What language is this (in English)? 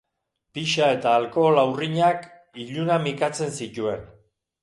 Basque